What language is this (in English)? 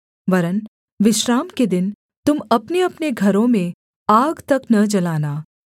Hindi